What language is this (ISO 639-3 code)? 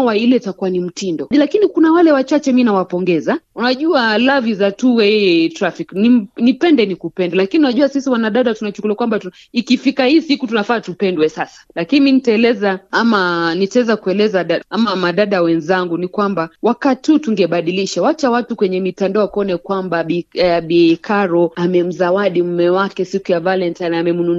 swa